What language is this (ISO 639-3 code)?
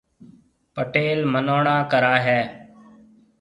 mve